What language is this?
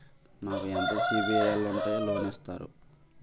Telugu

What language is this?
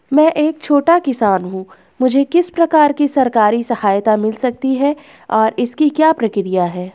Hindi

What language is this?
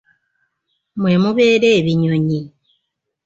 Ganda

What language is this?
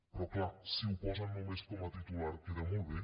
Catalan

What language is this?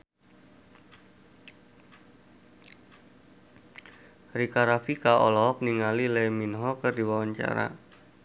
Sundanese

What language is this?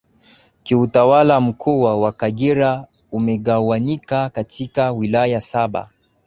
Swahili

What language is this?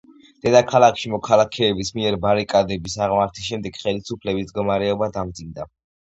Georgian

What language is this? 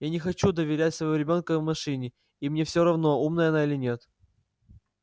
Russian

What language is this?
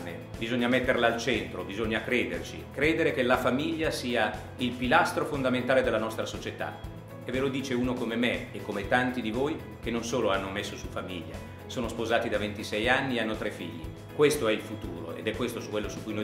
Italian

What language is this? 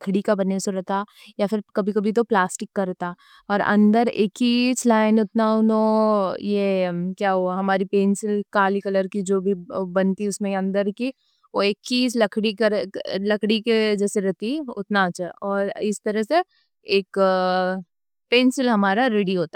Deccan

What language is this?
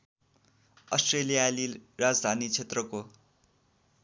Nepali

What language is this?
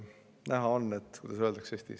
Estonian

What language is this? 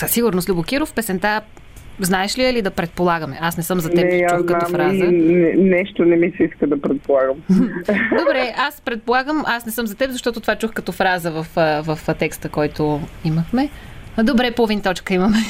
Bulgarian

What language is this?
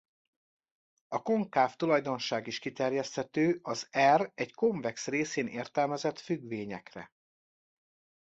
Hungarian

